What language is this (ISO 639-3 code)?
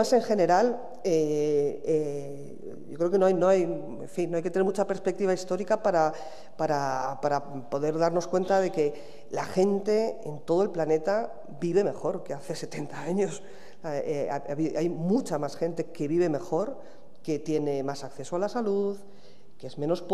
spa